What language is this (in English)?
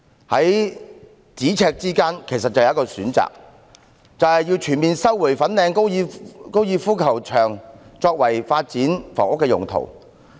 Cantonese